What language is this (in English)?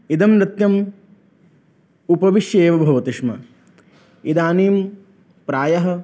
Sanskrit